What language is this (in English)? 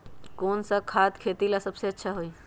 Magahi